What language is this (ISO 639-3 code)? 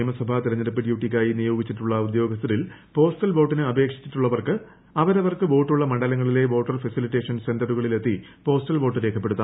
mal